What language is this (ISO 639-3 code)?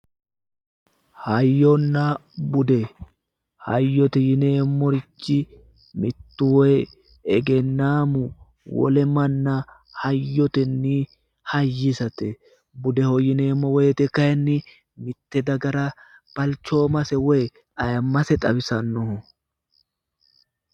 sid